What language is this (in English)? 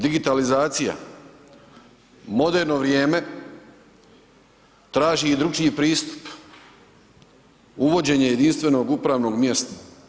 Croatian